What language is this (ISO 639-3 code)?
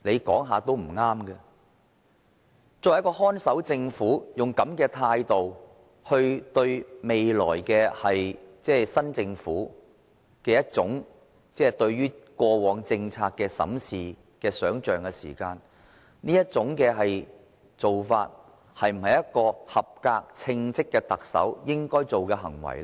yue